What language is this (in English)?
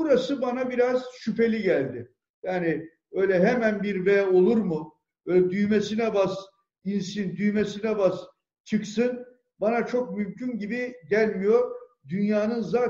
Turkish